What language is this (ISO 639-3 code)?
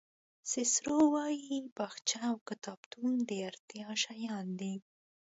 pus